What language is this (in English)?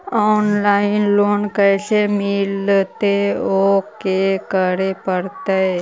Magahi